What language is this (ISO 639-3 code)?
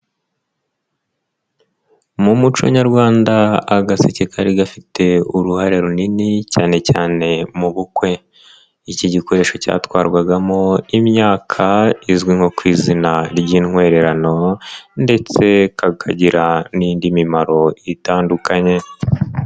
kin